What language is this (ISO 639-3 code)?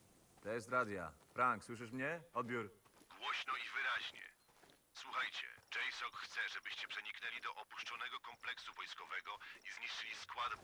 pol